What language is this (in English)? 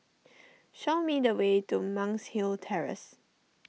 English